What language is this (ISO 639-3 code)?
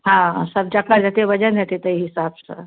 mai